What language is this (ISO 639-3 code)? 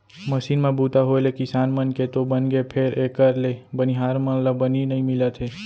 hne